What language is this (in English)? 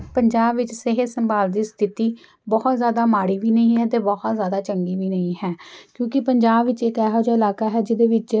Punjabi